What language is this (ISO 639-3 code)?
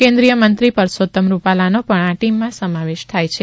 guj